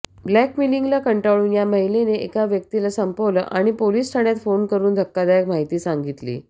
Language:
Marathi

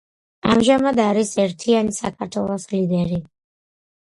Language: Georgian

